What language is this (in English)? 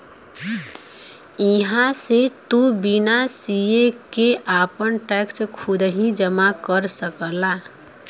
Bhojpuri